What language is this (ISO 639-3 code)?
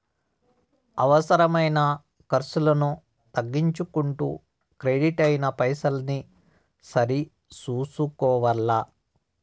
tel